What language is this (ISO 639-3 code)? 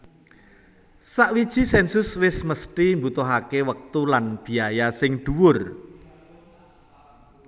jav